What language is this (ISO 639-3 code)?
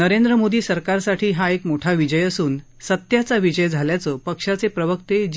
mar